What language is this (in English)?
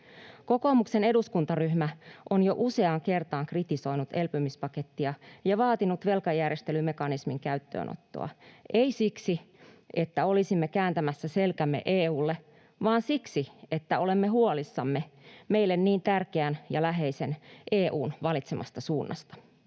Finnish